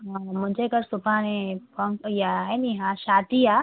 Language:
Sindhi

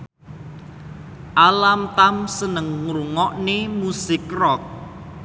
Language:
Javanese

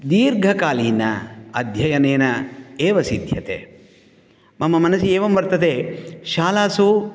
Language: Sanskrit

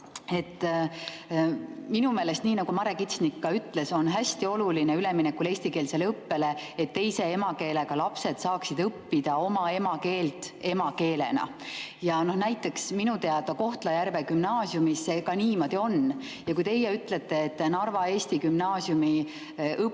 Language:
Estonian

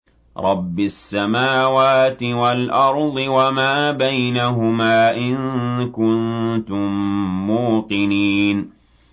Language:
Arabic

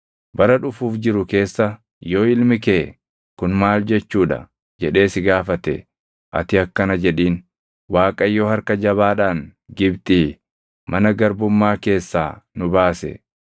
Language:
Oromo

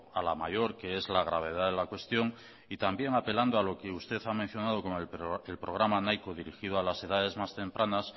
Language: Spanish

